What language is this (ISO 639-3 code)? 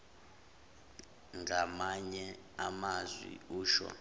zul